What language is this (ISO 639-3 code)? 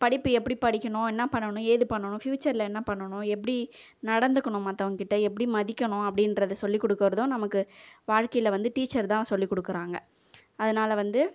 tam